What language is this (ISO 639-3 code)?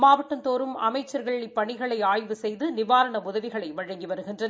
tam